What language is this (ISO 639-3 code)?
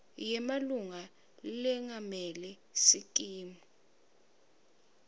ssw